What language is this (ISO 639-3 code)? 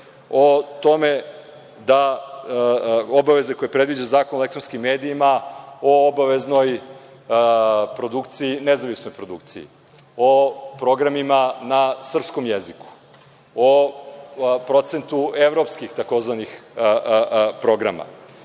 srp